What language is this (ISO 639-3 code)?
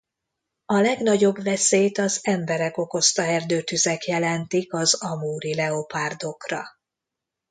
hun